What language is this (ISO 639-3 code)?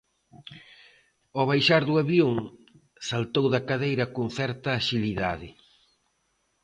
glg